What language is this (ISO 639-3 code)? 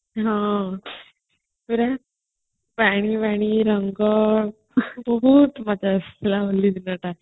ori